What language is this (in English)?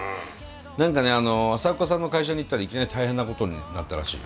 Japanese